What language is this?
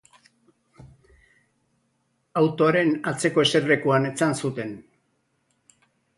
Basque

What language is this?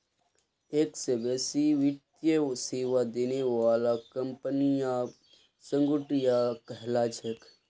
Magahi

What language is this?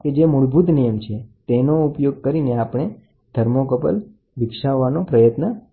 Gujarati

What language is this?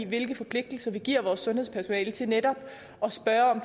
Danish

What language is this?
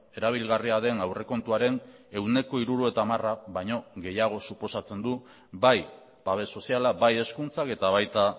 Basque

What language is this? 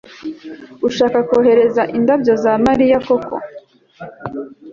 Kinyarwanda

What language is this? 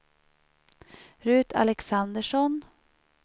Swedish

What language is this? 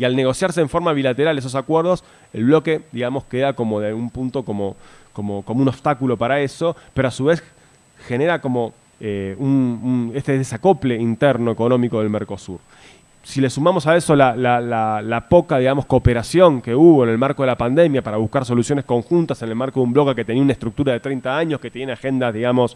Spanish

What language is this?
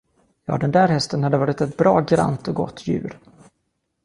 Swedish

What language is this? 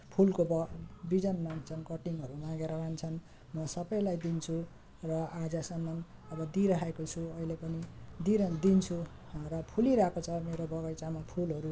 Nepali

